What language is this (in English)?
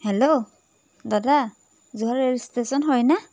Assamese